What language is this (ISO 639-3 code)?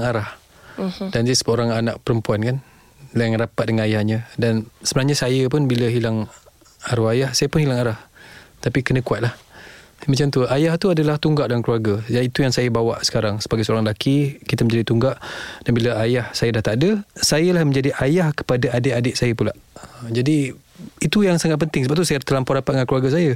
msa